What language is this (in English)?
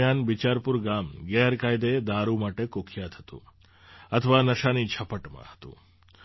Gujarati